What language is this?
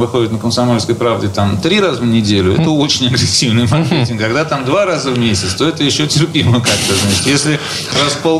Russian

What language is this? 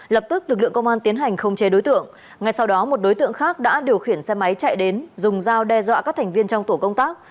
Vietnamese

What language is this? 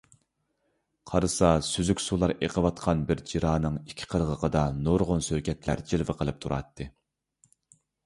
Uyghur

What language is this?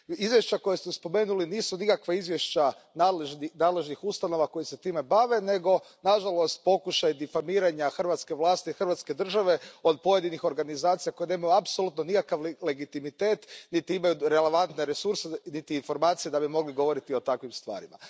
Croatian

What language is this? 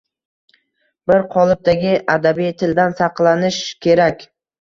Uzbek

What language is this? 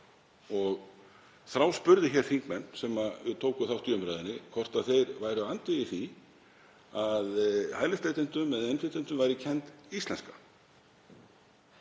Icelandic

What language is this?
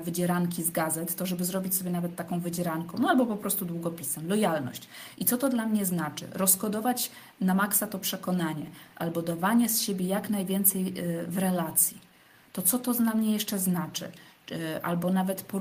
Polish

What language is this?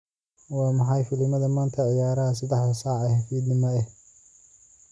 Somali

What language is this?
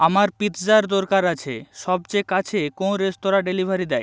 Bangla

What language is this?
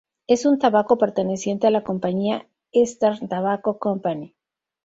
Spanish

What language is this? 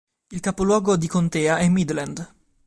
Italian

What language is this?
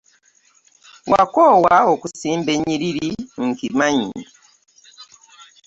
Ganda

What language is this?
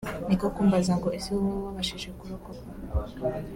Kinyarwanda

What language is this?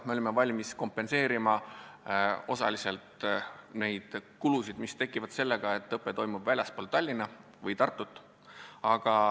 Estonian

